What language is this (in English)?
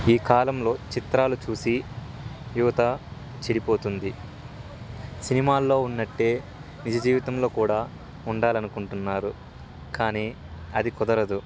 Telugu